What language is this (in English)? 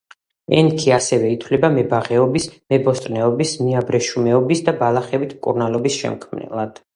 Georgian